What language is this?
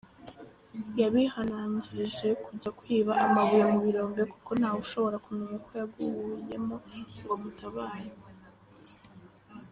Kinyarwanda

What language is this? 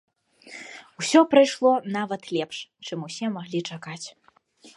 Belarusian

